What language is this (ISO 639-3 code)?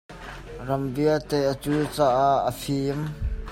cnh